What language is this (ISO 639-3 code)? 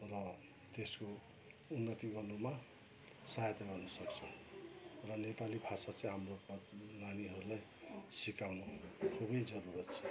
nep